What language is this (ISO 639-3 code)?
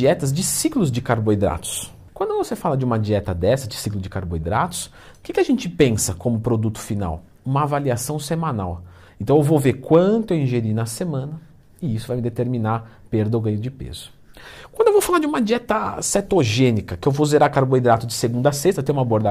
por